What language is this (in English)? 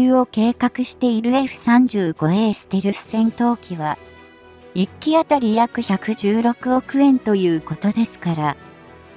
Japanese